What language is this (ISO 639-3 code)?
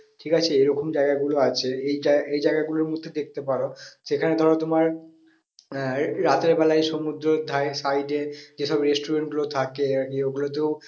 ben